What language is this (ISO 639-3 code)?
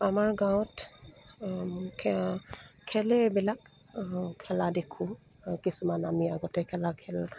asm